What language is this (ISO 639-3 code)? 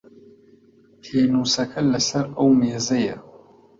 ckb